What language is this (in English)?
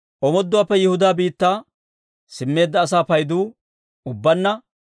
Dawro